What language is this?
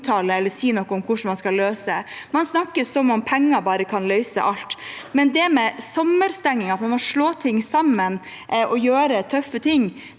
Norwegian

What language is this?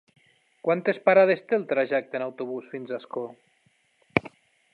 Catalan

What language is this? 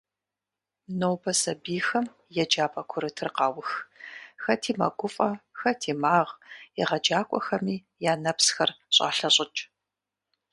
Kabardian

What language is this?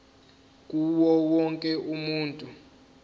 Zulu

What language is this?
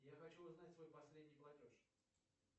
Russian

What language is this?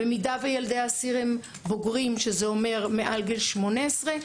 Hebrew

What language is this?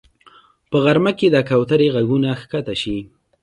Pashto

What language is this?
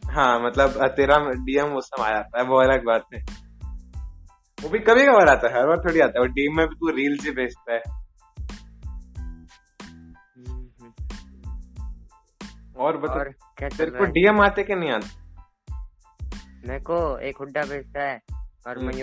Hindi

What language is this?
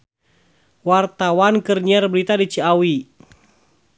Sundanese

